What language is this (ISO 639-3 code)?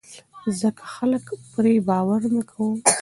pus